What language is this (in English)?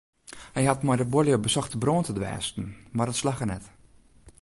Western Frisian